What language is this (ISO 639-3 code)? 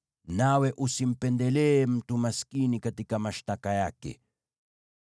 swa